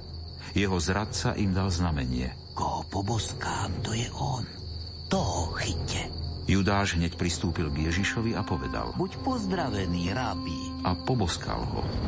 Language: Slovak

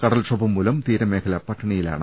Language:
Malayalam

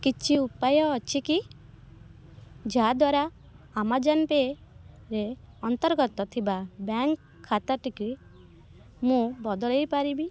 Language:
Odia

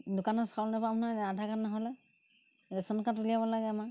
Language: Assamese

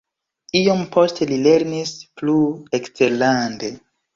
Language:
Esperanto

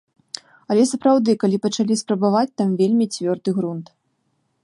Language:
Belarusian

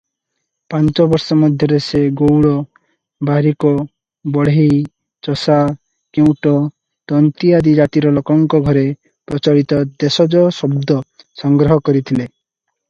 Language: Odia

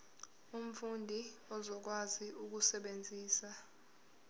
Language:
Zulu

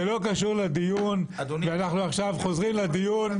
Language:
Hebrew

